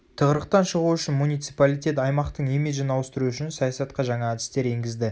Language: Kazakh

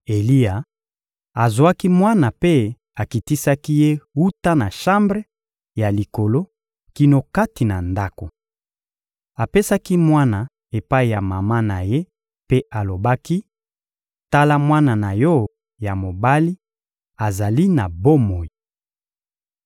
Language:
Lingala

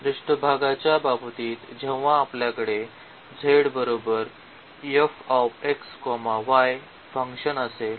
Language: Marathi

